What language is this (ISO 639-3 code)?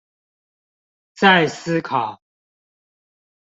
zho